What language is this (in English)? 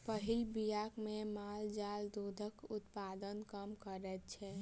Maithili